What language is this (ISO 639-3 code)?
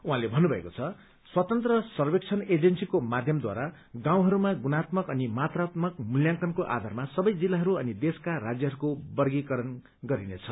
nep